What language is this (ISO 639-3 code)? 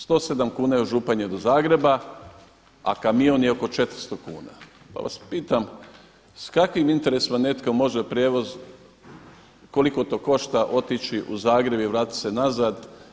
hrv